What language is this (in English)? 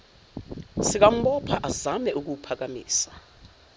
Zulu